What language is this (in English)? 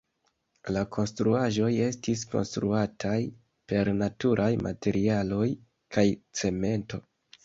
Esperanto